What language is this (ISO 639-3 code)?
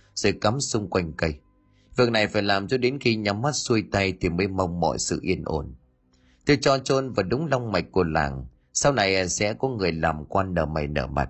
vie